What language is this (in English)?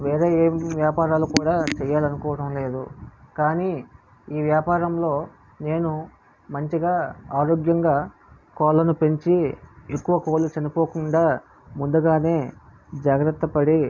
Telugu